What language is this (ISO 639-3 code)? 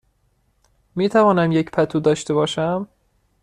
fas